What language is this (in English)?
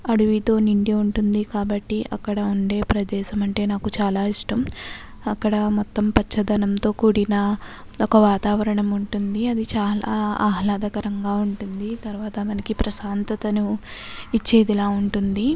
Telugu